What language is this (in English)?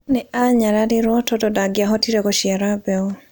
Kikuyu